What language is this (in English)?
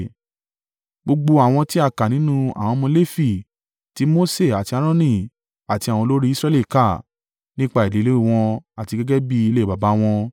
Yoruba